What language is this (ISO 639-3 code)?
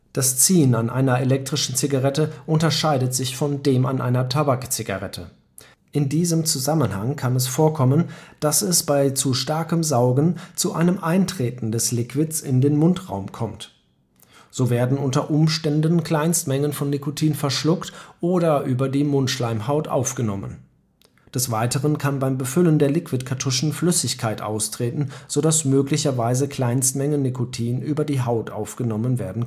deu